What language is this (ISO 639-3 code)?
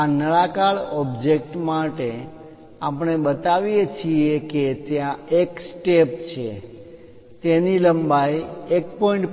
guj